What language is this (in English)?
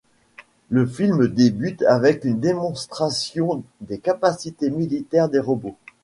French